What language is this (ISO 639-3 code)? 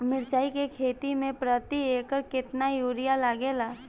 bho